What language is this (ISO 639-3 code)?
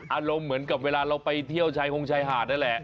tha